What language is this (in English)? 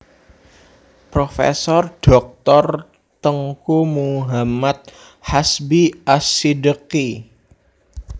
Javanese